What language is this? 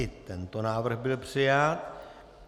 Czech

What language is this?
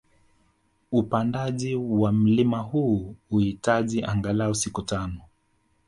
Swahili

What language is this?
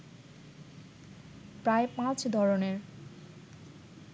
Bangla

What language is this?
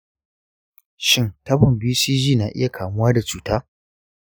Hausa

